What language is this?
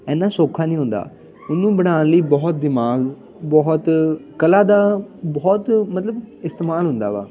Punjabi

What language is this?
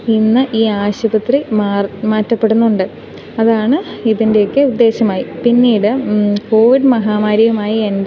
Malayalam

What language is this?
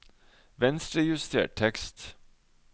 Norwegian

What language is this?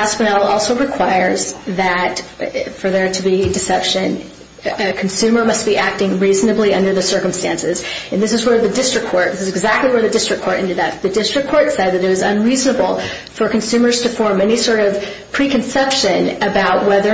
English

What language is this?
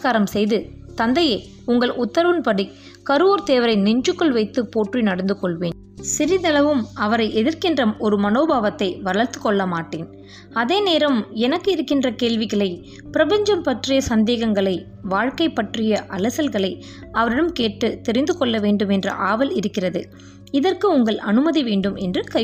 Tamil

